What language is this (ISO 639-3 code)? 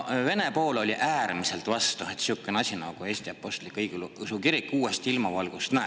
est